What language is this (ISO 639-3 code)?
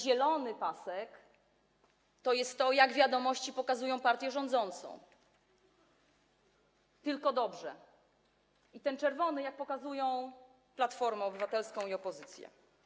pol